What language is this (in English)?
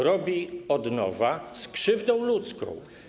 Polish